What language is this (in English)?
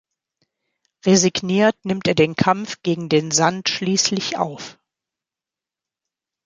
German